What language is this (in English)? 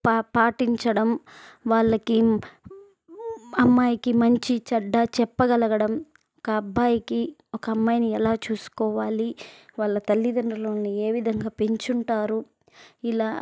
Telugu